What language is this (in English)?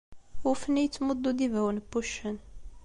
Kabyle